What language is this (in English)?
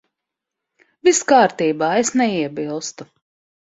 Latvian